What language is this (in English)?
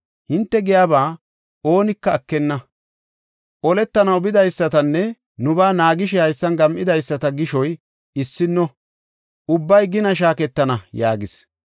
Gofa